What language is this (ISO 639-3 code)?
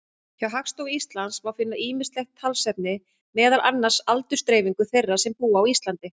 isl